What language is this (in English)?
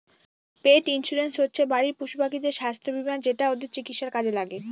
Bangla